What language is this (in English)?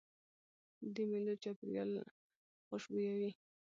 Pashto